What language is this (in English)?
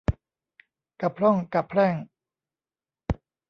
Thai